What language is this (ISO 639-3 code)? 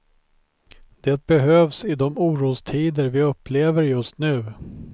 swe